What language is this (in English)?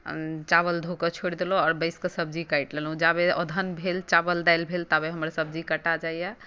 Maithili